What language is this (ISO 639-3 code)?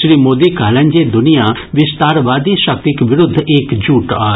mai